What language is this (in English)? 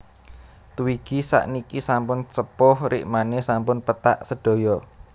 Javanese